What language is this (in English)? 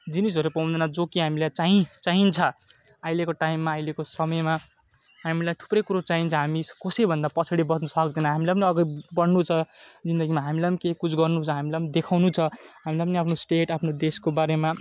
Nepali